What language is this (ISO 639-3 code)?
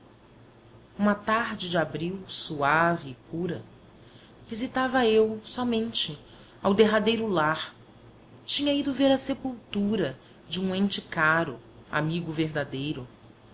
por